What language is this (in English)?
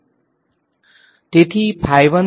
Gujarati